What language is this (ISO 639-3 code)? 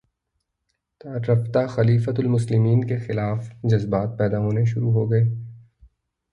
urd